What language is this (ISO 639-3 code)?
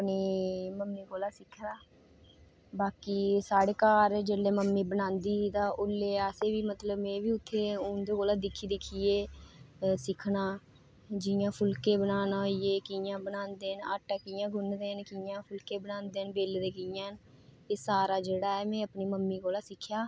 doi